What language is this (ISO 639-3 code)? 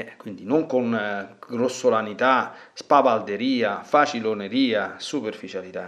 ita